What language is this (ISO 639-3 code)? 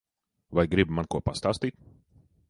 lav